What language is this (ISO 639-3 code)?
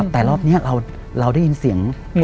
tha